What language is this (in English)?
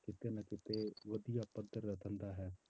Punjabi